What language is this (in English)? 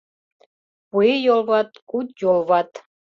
Mari